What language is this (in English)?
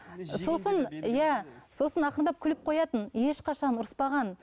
Kazakh